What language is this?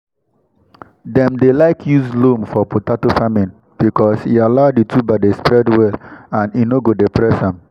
Nigerian Pidgin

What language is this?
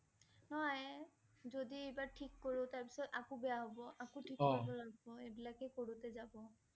Assamese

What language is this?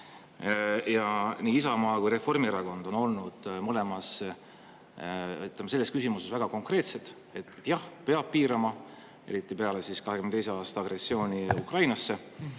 Estonian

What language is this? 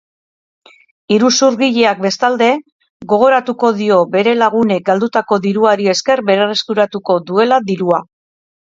Basque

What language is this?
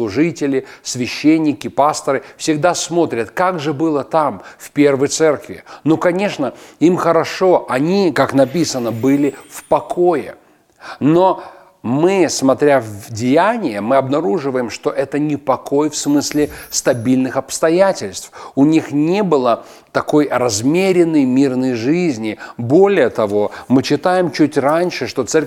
Russian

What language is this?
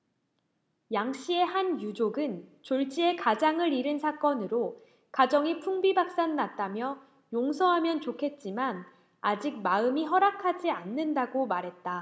Korean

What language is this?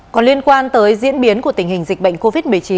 Vietnamese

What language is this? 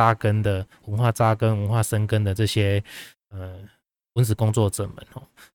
Chinese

